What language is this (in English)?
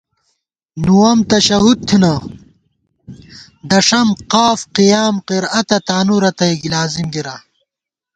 Gawar-Bati